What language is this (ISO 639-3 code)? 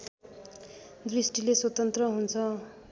nep